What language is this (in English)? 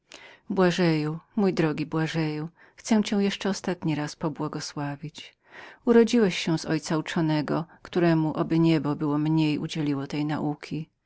Polish